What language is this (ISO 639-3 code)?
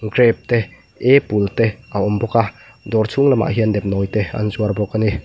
lus